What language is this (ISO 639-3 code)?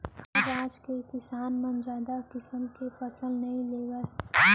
hne